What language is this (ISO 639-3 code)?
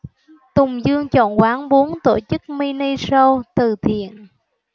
vie